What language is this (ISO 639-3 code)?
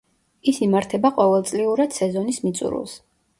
kat